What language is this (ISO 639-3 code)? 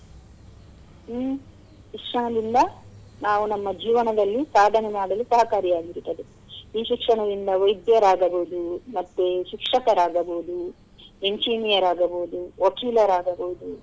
kan